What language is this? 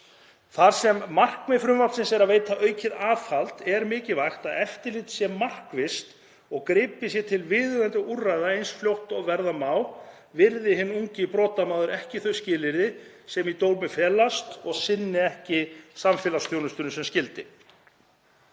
Icelandic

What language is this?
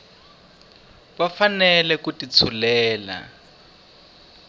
Tsonga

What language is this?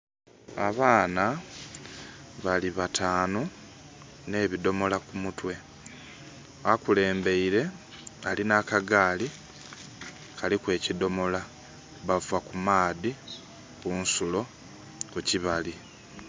Soga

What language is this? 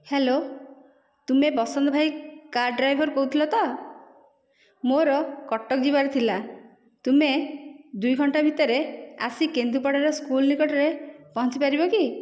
Odia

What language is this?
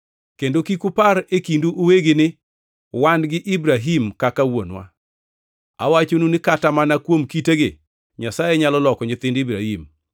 Luo (Kenya and Tanzania)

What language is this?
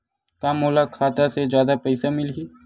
Chhattisgarhi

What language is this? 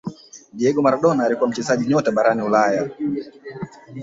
Swahili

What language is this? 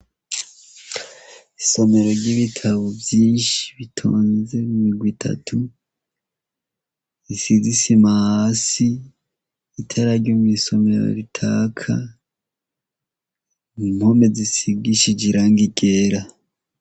Rundi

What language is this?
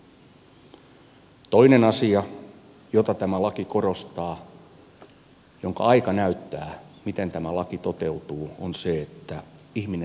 Finnish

